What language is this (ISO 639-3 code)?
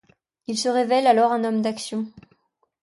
fra